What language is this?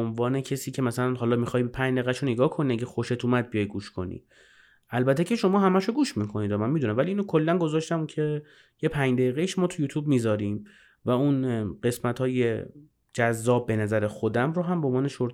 Persian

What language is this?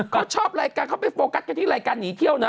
Thai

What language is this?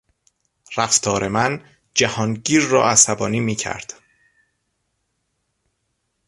Persian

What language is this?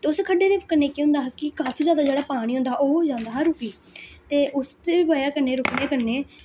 Dogri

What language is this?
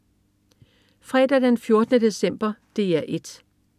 Danish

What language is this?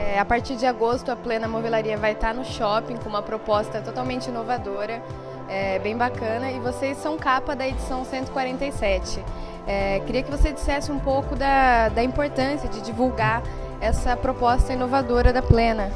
Portuguese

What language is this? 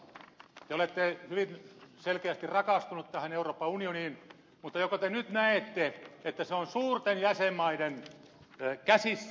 Finnish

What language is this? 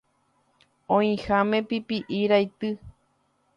Guarani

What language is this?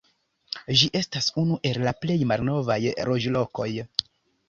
Esperanto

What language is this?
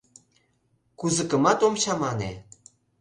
Mari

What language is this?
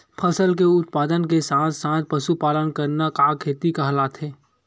Chhattisgarhi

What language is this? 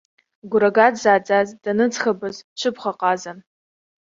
Abkhazian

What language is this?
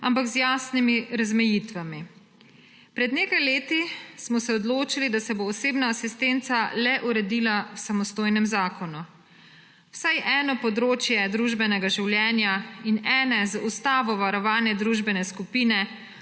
Slovenian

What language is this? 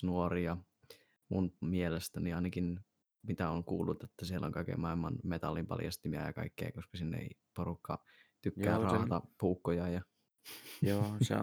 Finnish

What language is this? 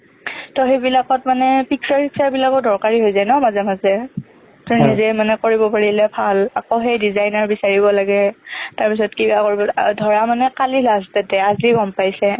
Assamese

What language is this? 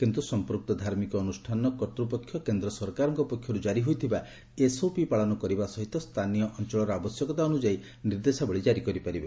Odia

